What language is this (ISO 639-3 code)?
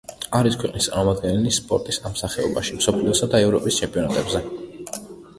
kat